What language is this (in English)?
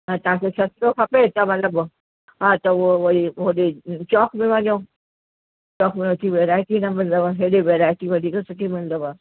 Sindhi